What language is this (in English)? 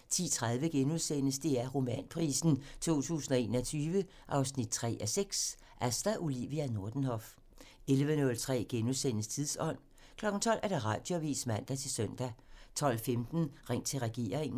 Danish